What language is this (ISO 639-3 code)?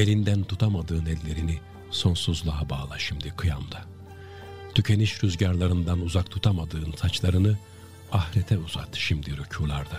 tur